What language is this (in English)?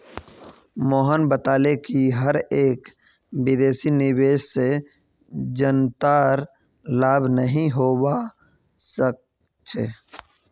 Magahi